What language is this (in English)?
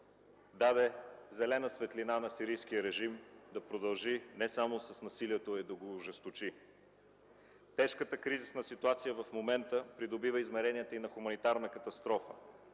Bulgarian